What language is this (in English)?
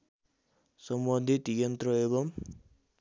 Nepali